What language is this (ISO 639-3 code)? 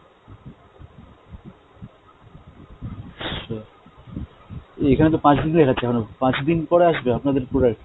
ben